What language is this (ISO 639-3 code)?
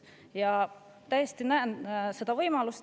est